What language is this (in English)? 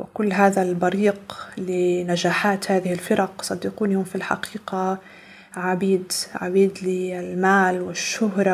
Arabic